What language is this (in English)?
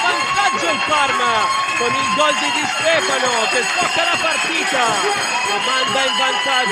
Italian